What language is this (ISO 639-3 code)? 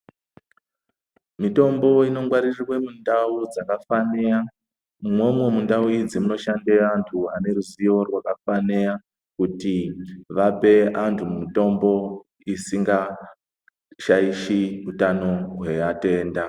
ndc